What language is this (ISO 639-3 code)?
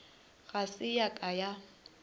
nso